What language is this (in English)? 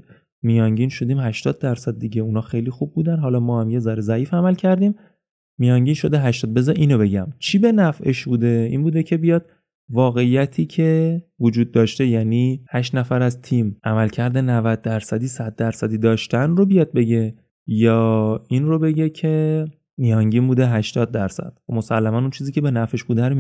Persian